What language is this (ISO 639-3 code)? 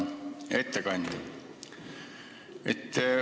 est